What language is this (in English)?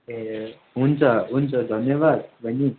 Nepali